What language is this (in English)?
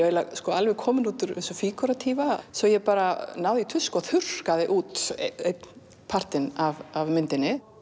Icelandic